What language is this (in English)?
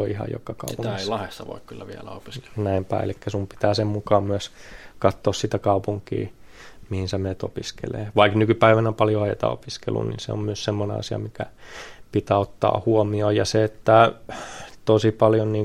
Finnish